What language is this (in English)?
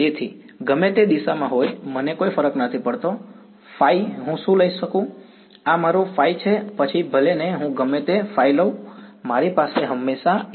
Gujarati